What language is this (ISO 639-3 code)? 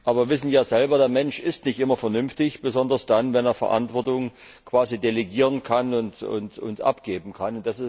deu